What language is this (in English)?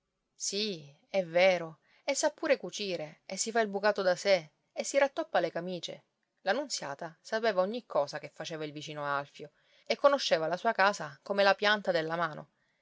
Italian